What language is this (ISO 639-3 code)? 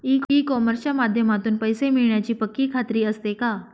mar